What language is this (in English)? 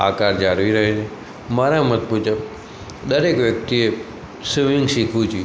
Gujarati